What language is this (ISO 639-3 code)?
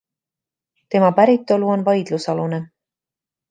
est